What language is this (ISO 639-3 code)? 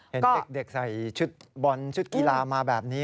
tha